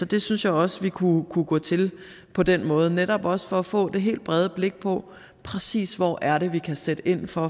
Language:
Danish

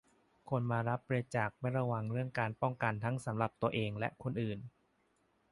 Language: Thai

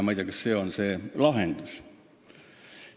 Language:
Estonian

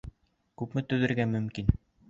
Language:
Bashkir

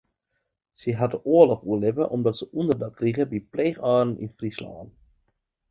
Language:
Western Frisian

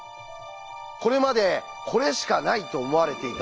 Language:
Japanese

